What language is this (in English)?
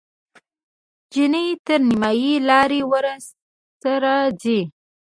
Pashto